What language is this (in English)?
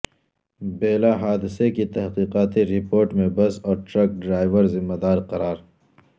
Urdu